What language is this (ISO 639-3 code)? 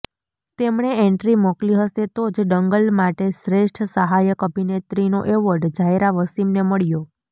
guj